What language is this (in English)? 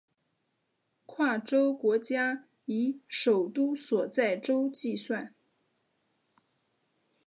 Chinese